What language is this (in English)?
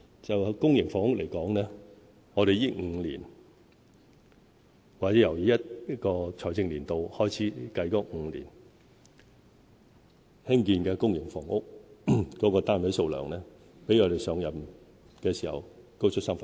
Cantonese